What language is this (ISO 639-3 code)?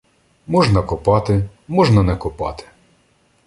ukr